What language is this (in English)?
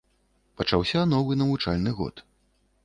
Belarusian